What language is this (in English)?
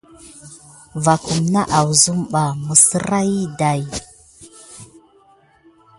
Gidar